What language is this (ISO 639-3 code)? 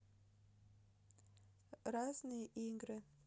rus